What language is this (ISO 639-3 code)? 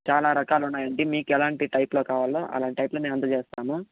tel